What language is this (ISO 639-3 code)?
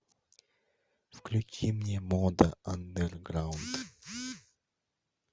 rus